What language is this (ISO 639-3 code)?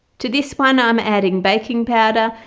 eng